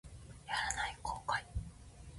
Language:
Japanese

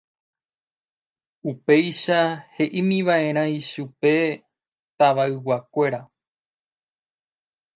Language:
Guarani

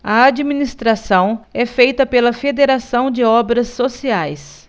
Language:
Portuguese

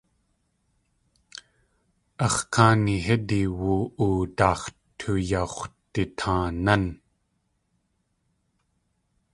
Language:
Tlingit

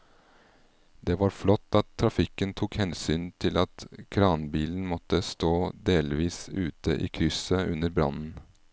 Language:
Norwegian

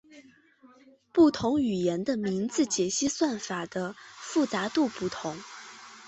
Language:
Chinese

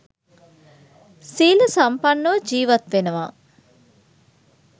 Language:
Sinhala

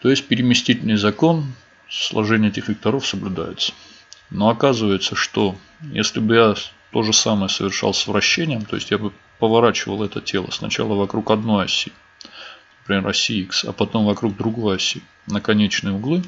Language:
Russian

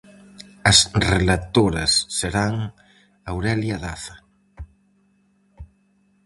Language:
Galician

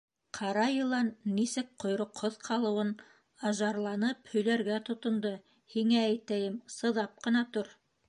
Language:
Bashkir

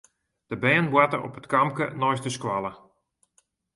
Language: Western Frisian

